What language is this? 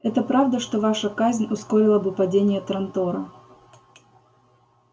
Russian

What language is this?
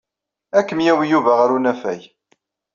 Kabyle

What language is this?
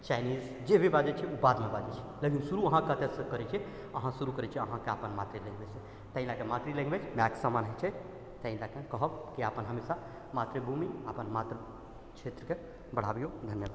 Maithili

